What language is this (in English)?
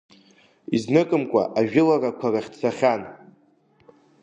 Abkhazian